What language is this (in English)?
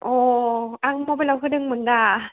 Bodo